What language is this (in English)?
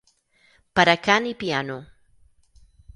Catalan